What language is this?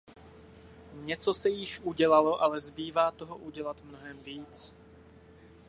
Czech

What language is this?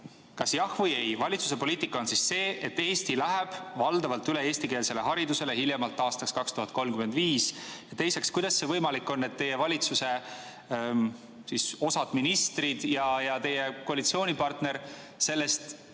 Estonian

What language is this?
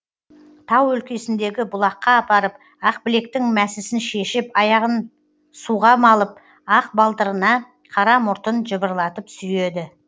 Kazakh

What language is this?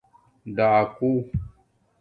Domaaki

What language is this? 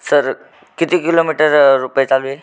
Marathi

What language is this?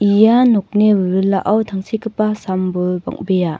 Garo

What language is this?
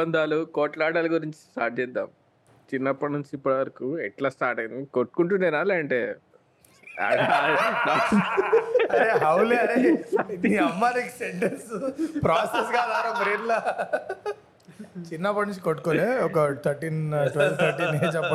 Telugu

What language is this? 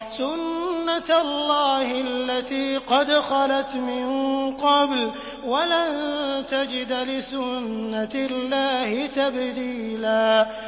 Arabic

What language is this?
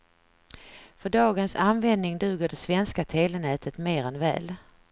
Swedish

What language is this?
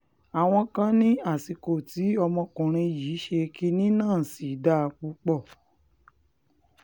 Yoruba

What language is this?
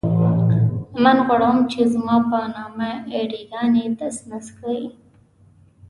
Pashto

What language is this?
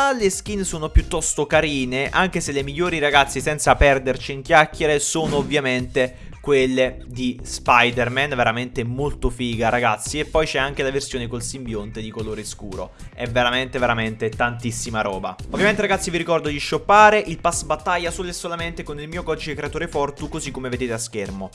Italian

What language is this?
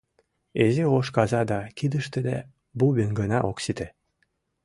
Mari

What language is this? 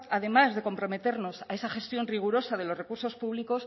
Spanish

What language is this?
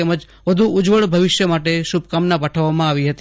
Gujarati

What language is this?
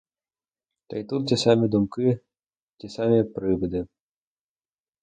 Ukrainian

